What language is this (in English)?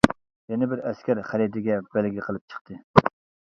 Uyghur